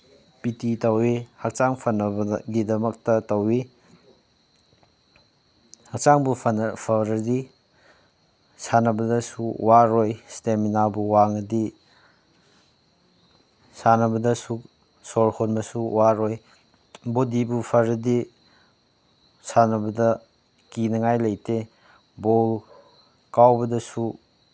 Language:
Manipuri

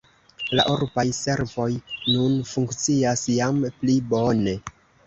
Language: Esperanto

